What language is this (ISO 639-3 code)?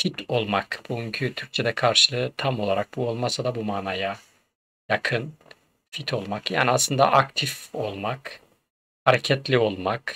tur